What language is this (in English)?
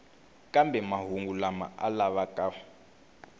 Tsonga